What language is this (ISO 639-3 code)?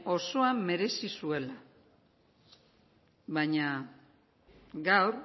eus